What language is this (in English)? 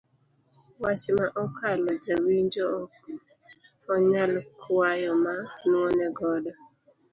Luo (Kenya and Tanzania)